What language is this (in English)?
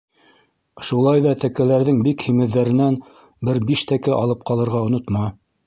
Bashkir